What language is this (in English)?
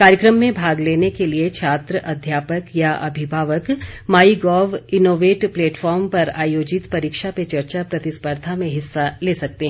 Hindi